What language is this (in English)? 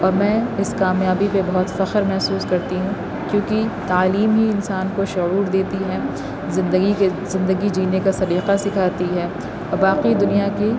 Urdu